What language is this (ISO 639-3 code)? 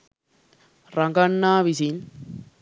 sin